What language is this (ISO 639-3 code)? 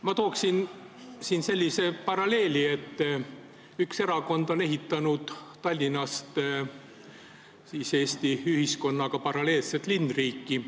est